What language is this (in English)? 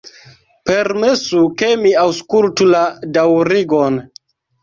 Esperanto